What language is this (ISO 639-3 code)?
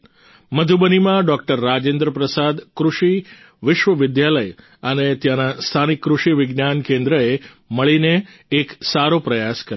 guj